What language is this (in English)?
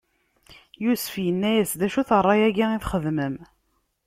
Kabyle